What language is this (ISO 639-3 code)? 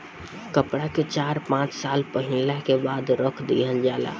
bho